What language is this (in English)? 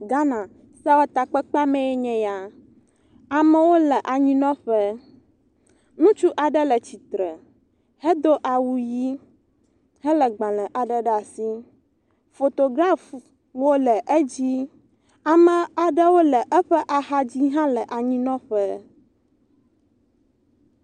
Ewe